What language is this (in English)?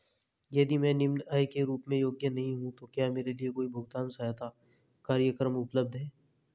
Hindi